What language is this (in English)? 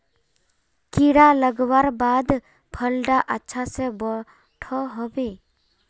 Magahi